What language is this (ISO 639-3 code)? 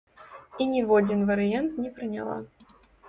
bel